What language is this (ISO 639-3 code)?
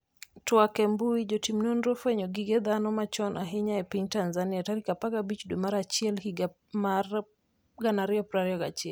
luo